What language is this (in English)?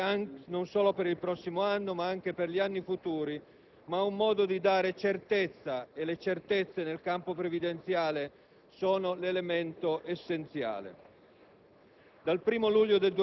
Italian